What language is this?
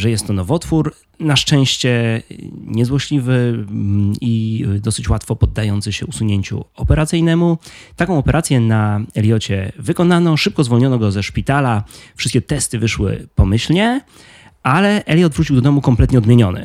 Polish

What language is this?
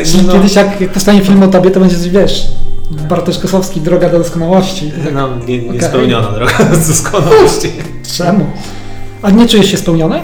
Polish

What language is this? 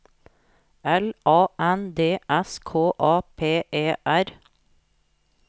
Norwegian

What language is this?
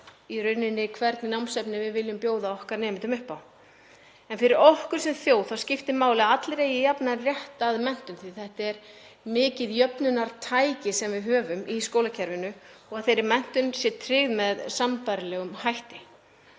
Icelandic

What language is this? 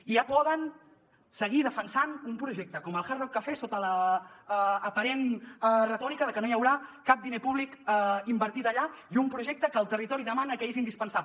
Catalan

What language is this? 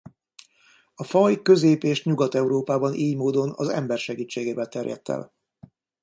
Hungarian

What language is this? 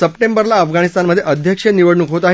Marathi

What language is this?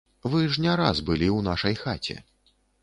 Belarusian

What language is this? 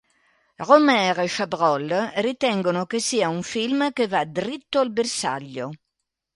Italian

